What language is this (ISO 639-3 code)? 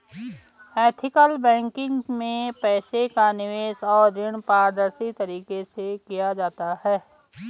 hin